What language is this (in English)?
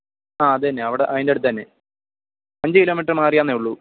Malayalam